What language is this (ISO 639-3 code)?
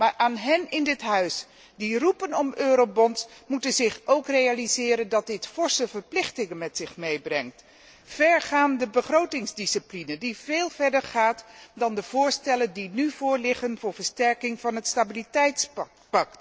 nld